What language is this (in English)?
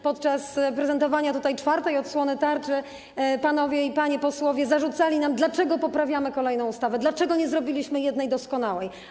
Polish